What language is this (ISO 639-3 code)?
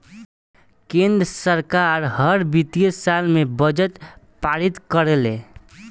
bho